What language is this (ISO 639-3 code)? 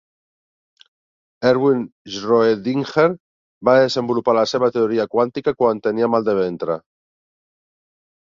cat